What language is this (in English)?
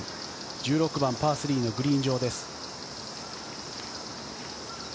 Japanese